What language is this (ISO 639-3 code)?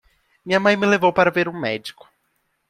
por